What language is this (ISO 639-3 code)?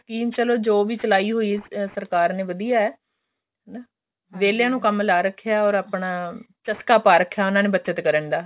pan